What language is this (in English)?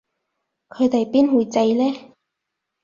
Cantonese